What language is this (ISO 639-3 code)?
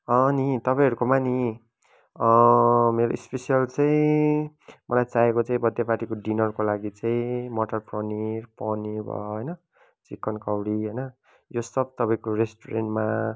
nep